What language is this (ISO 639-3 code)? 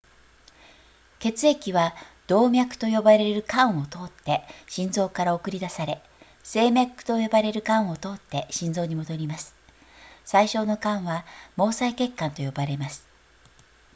jpn